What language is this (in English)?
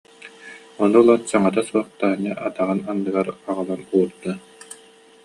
Yakut